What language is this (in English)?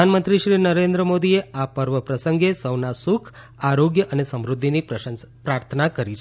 Gujarati